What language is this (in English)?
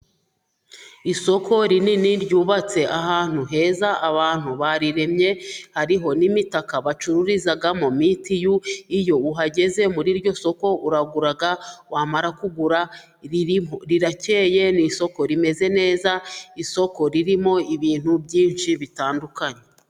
Kinyarwanda